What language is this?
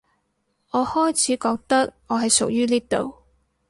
Cantonese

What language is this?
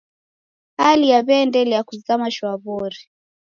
Taita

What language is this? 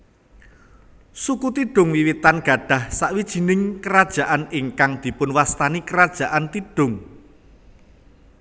Javanese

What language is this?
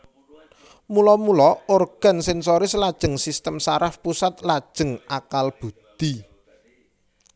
Javanese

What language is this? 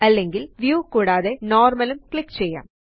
Malayalam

